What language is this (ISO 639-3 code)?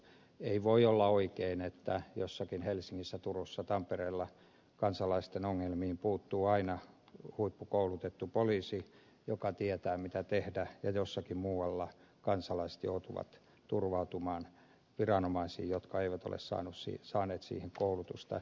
fin